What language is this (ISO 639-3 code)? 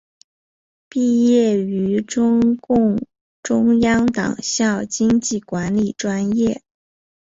zho